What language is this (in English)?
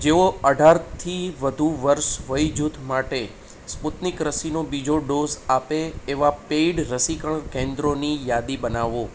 Gujarati